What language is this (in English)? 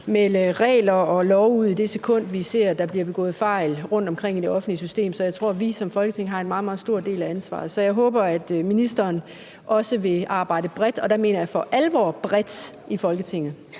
Danish